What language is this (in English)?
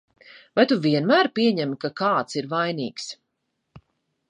Latvian